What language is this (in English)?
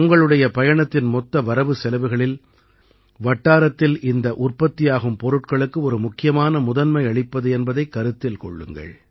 Tamil